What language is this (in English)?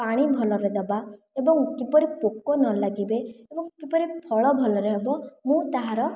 Odia